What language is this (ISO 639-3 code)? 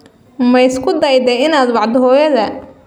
som